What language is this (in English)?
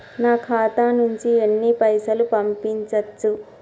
Telugu